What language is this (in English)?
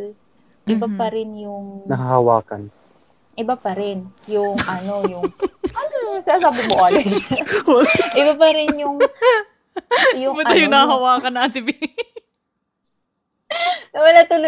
Filipino